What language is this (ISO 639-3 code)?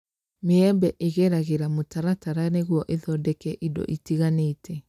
kik